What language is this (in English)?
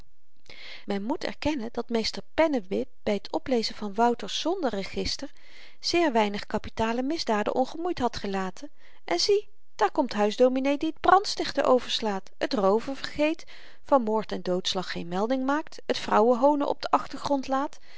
Dutch